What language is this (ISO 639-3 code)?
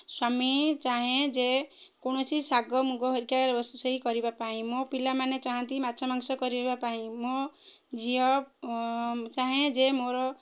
ori